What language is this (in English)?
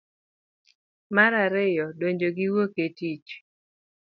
Luo (Kenya and Tanzania)